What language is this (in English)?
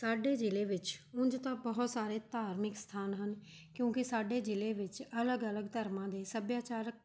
Punjabi